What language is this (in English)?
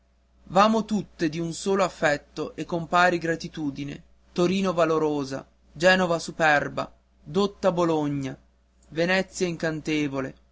Italian